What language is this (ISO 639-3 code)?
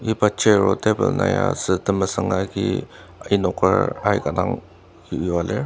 njo